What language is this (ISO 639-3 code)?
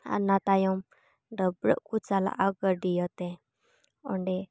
sat